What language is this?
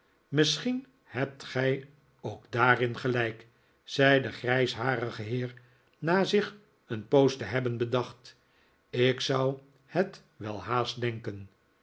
Dutch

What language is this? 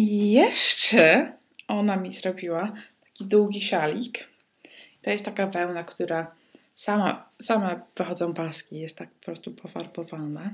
Polish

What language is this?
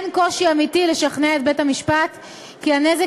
Hebrew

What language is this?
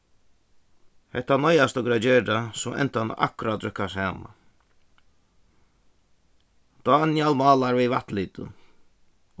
Faroese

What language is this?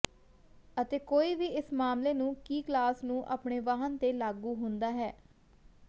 Punjabi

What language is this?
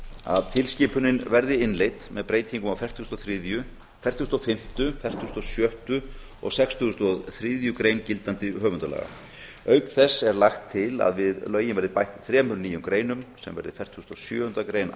Icelandic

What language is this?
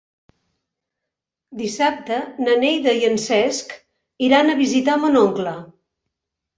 Catalan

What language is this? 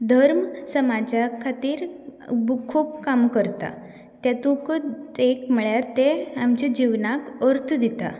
Konkani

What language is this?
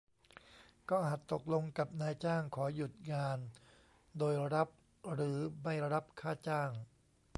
Thai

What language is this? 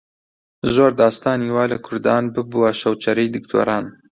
Central Kurdish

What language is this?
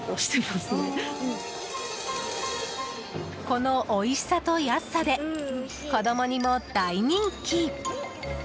Japanese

